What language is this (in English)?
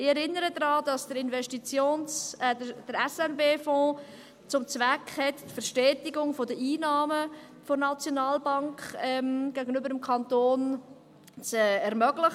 Swiss German